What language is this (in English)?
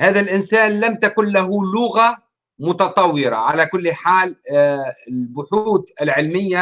Arabic